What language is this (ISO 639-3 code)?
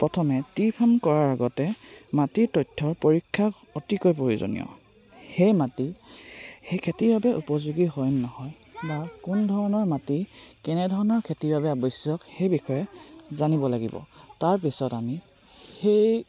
asm